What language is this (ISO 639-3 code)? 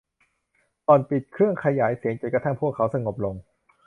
tha